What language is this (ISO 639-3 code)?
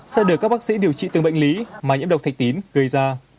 vie